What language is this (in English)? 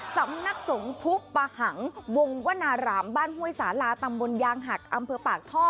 Thai